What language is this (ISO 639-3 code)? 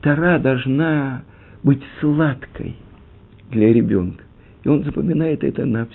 rus